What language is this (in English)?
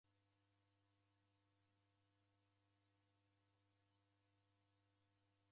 Taita